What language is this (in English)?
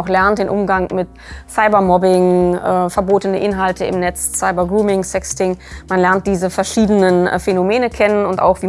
German